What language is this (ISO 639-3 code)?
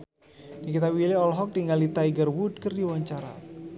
sun